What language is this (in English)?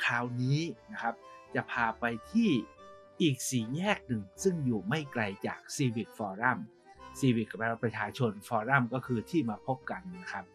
Thai